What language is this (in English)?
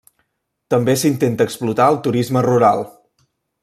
Catalan